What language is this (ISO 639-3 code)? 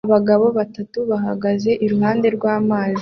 kin